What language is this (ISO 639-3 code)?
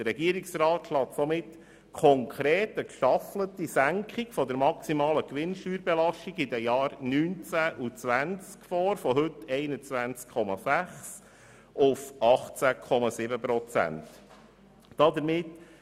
gsw